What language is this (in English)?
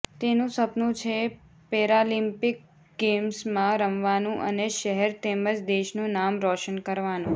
Gujarati